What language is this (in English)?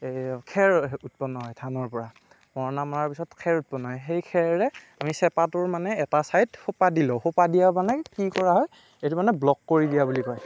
Assamese